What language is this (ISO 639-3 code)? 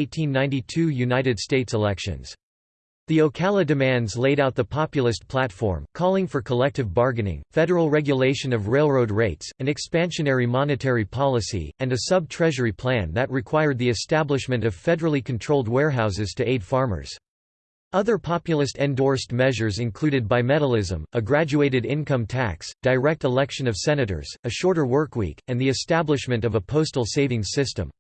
eng